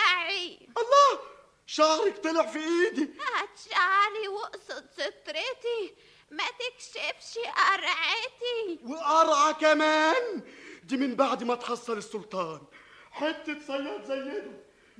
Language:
Arabic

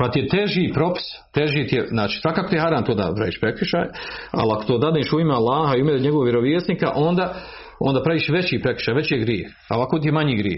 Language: Croatian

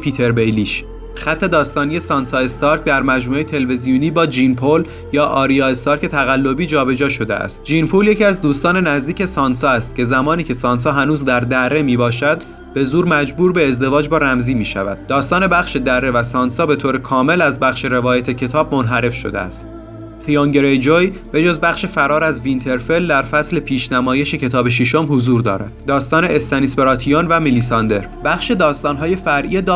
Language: Persian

